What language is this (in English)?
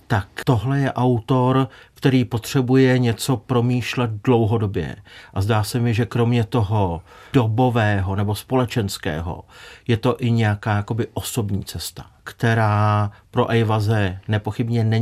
Czech